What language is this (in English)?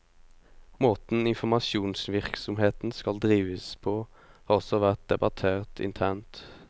Norwegian